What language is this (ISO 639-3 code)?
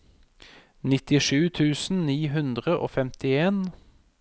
nor